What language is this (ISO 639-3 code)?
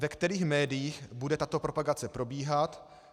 ces